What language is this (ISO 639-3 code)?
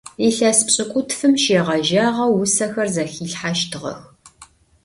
ady